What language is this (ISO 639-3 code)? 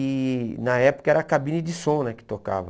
por